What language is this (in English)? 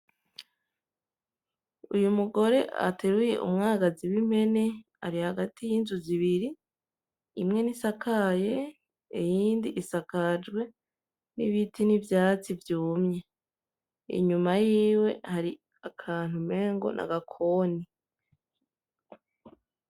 Rundi